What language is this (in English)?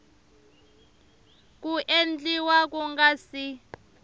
Tsonga